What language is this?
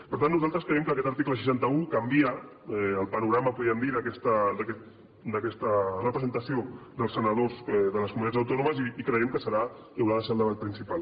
Catalan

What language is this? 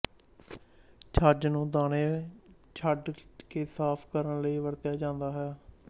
Punjabi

